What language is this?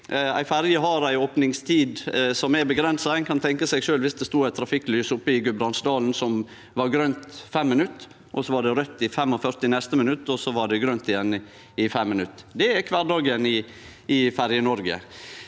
Norwegian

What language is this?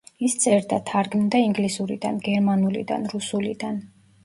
Georgian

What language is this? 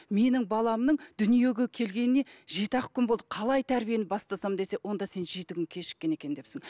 Kazakh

